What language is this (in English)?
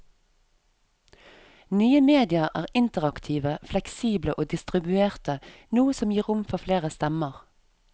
Norwegian